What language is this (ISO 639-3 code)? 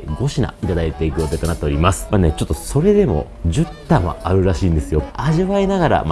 jpn